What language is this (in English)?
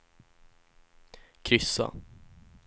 Swedish